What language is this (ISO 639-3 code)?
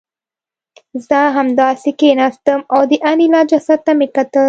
pus